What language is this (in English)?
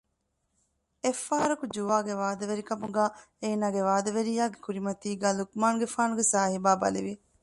Divehi